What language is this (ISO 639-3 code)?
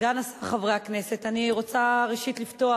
heb